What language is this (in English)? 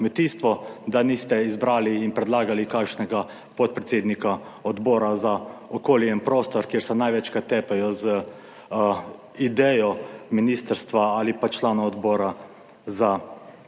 Slovenian